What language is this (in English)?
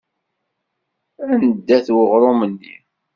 Kabyle